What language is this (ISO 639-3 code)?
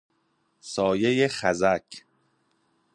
fas